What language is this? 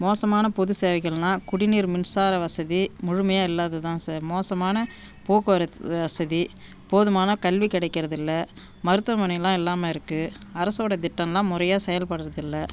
Tamil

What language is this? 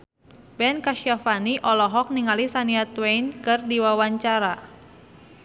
Sundanese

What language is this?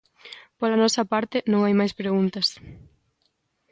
Galician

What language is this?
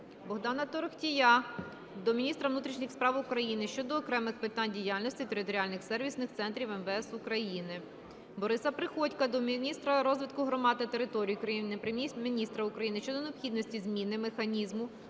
Ukrainian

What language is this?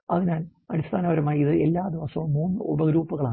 Malayalam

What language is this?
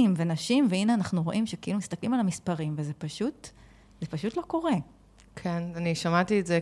Hebrew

